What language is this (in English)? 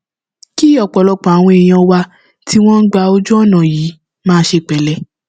Yoruba